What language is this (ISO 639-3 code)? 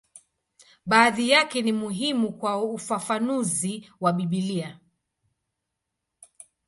swa